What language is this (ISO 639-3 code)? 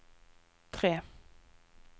nor